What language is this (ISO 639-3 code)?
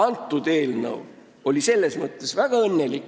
est